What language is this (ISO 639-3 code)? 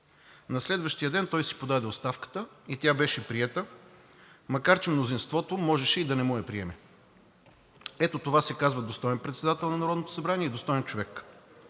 bul